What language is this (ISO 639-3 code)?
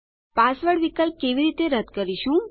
guj